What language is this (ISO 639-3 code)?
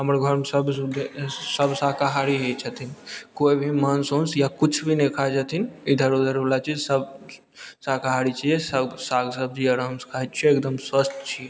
mai